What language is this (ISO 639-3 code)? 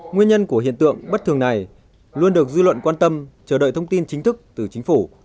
vie